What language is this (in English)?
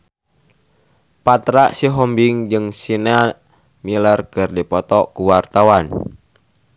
Sundanese